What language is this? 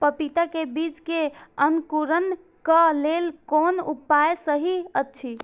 Maithili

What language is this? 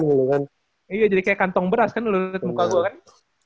Indonesian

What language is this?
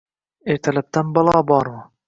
Uzbek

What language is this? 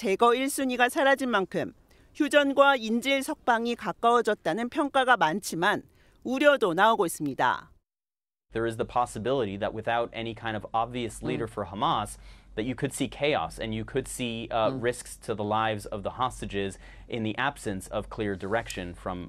Korean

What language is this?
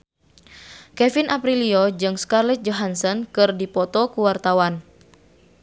Sundanese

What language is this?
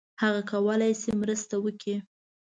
Pashto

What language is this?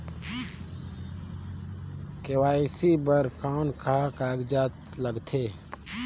Chhattisgarhi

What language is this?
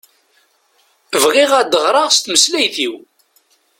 Kabyle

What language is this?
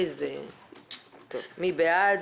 Hebrew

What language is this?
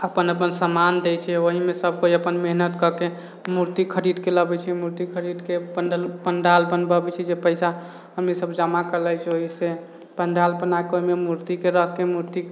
Maithili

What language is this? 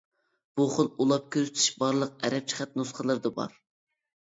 Uyghur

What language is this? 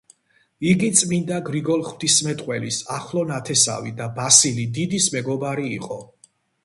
Georgian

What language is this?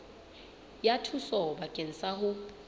Southern Sotho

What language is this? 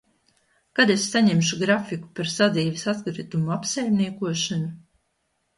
Latvian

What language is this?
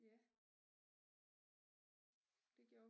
Danish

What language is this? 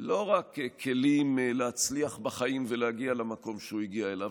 Hebrew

